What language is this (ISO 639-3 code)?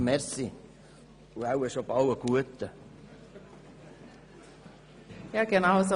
gsw